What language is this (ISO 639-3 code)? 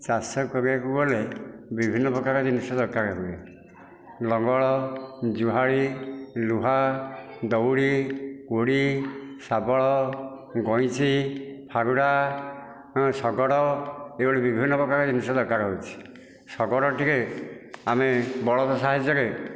ori